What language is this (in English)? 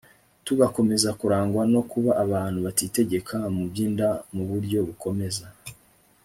Kinyarwanda